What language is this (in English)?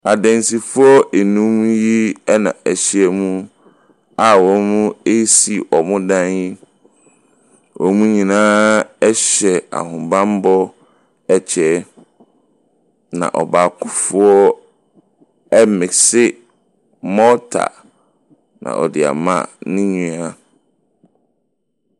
Akan